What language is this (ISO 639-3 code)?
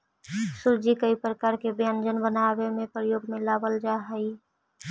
mag